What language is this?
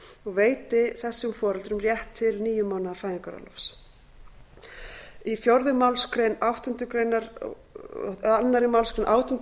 Icelandic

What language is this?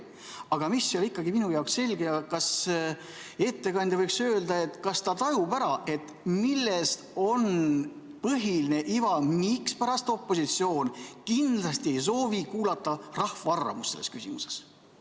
Estonian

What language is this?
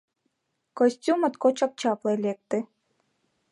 Mari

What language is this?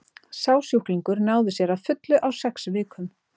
Icelandic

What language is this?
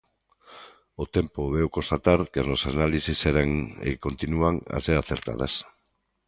Galician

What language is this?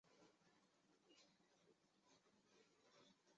Chinese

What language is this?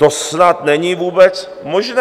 Czech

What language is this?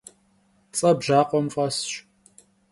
Kabardian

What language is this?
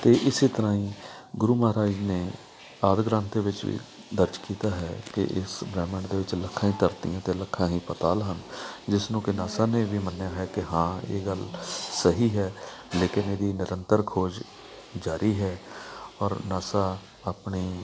Punjabi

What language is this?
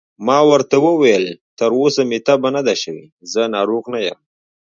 Pashto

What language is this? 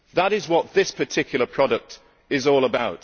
English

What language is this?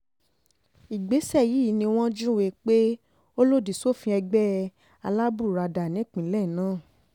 Yoruba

